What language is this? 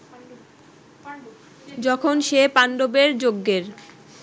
Bangla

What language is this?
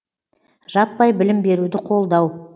Kazakh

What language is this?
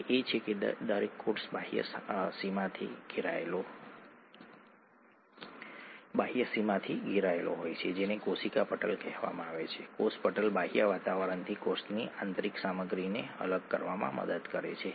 Gujarati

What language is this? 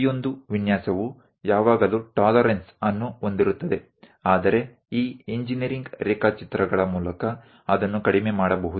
Kannada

